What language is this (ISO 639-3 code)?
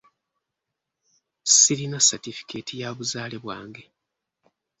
lug